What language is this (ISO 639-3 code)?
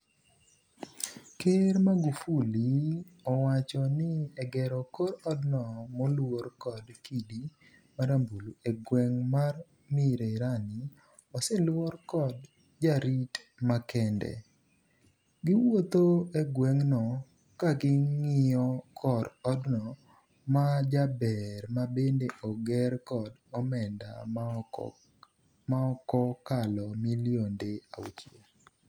luo